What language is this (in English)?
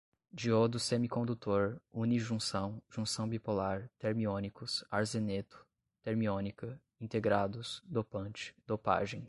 Portuguese